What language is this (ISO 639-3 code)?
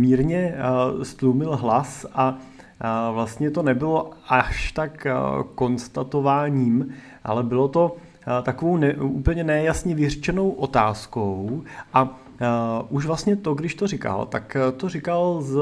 ces